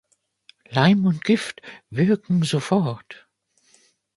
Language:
German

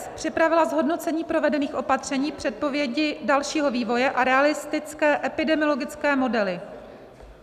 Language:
Czech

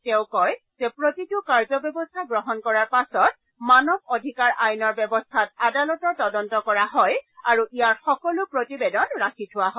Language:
Assamese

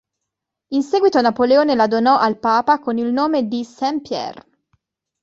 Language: Italian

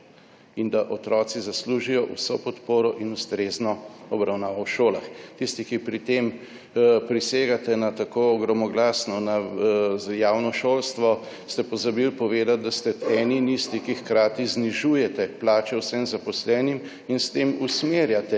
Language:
Slovenian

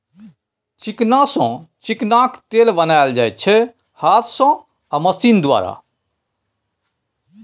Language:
Maithili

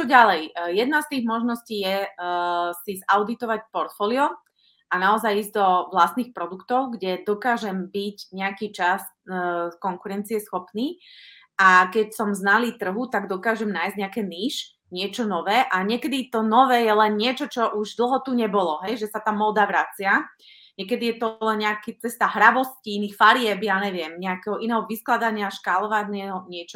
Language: Slovak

